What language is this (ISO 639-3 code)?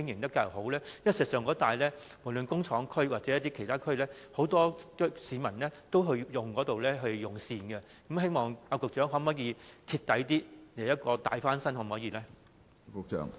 yue